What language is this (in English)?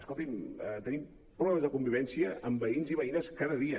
Catalan